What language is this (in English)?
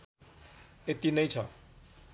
Nepali